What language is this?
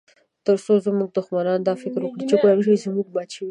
Pashto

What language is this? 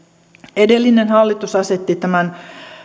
Finnish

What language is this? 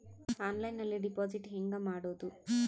Kannada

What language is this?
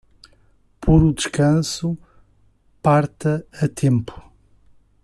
Portuguese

